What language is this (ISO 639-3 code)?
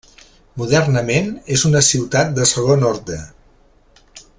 cat